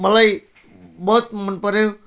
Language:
Nepali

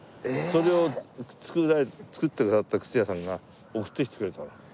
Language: Japanese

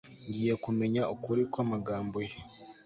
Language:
Kinyarwanda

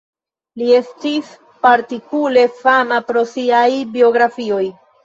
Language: Esperanto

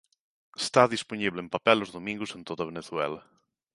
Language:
Galician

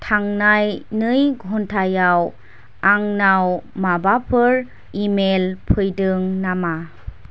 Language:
Bodo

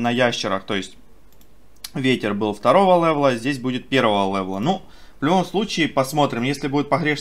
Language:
Russian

